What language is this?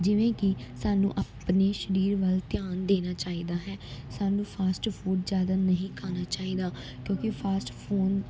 Punjabi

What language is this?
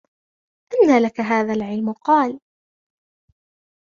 Arabic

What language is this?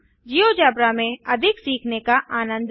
Hindi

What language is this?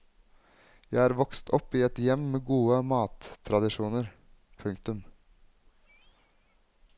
Norwegian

